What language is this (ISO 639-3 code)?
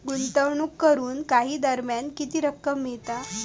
mar